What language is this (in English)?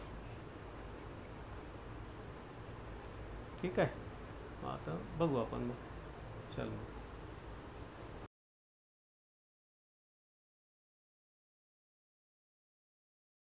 Marathi